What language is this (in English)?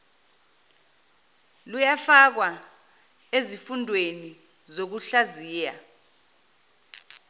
Zulu